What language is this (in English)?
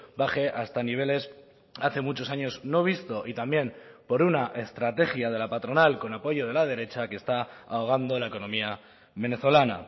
Spanish